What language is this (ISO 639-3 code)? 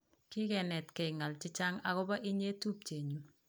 kln